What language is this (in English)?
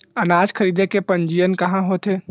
Chhattisgarhi